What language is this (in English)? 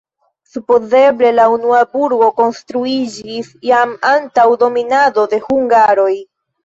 Esperanto